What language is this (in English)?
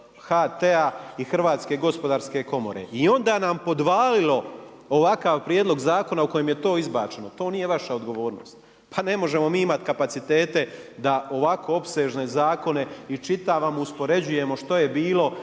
Croatian